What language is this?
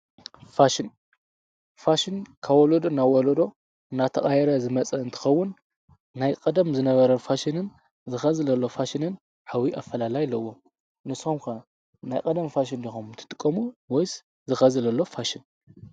Tigrinya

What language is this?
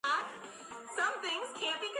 Georgian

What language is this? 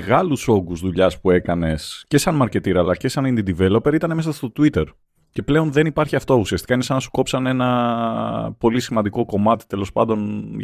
Greek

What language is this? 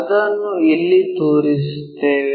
Kannada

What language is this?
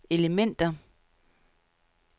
Danish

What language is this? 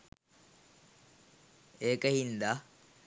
Sinhala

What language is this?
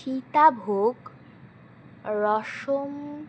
Bangla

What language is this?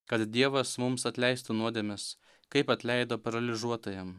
Lithuanian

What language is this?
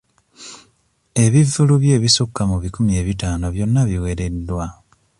Ganda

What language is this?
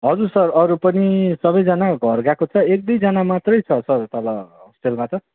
Nepali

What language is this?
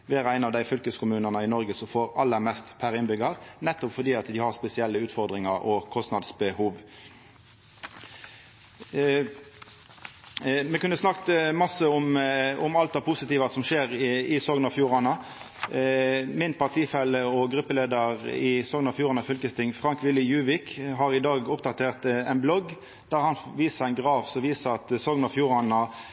Norwegian Nynorsk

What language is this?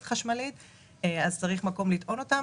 Hebrew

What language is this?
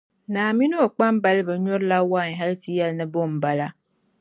Dagbani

